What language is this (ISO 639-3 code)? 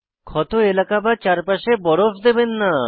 ben